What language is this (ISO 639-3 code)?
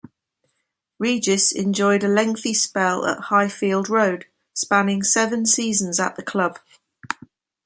eng